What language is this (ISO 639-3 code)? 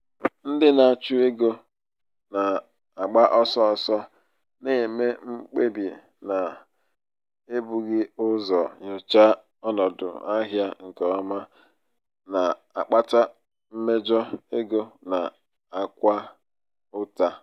ibo